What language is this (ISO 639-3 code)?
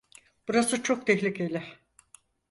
tur